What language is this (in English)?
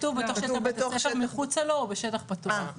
Hebrew